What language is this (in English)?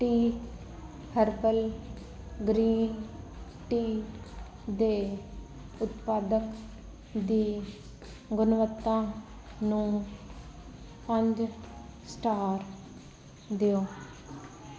Punjabi